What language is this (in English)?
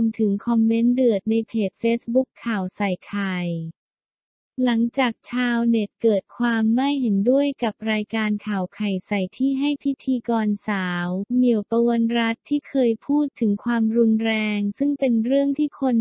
Thai